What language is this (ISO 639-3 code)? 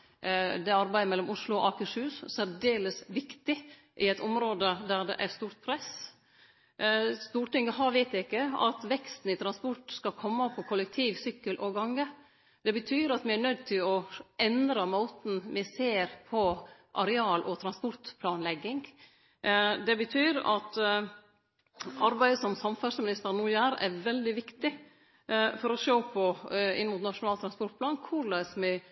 nno